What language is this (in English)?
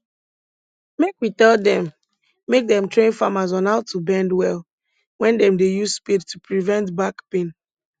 Nigerian Pidgin